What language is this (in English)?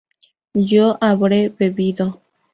Spanish